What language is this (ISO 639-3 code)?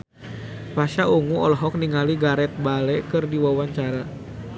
sun